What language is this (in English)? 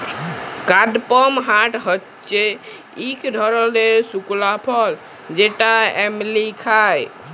Bangla